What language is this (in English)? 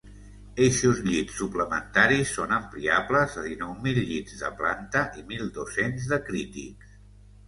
Catalan